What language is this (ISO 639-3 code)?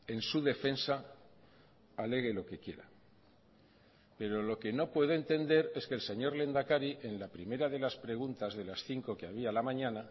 spa